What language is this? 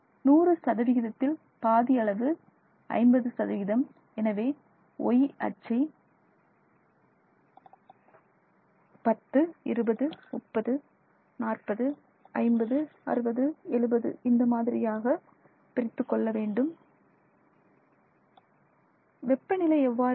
Tamil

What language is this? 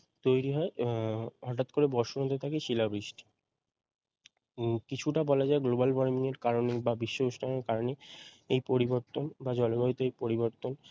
Bangla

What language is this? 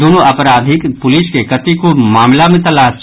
Maithili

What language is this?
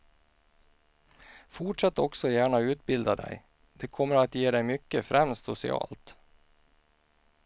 Swedish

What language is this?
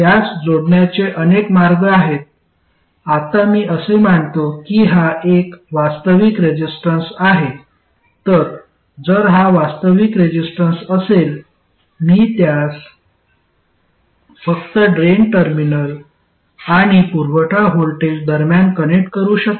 Marathi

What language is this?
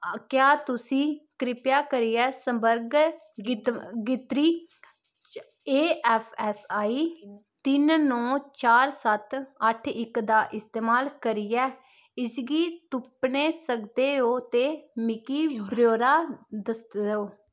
Dogri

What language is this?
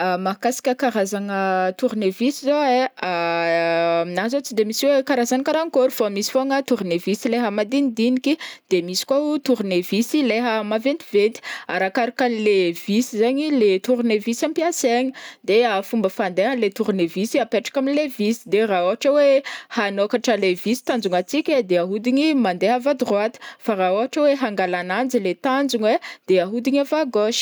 Northern Betsimisaraka Malagasy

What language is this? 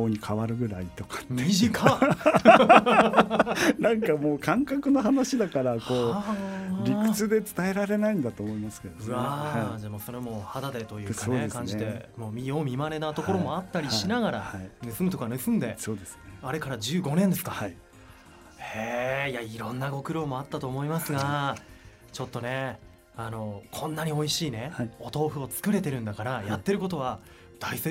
Japanese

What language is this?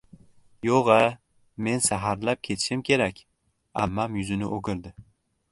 Uzbek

